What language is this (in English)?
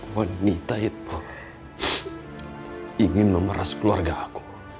Indonesian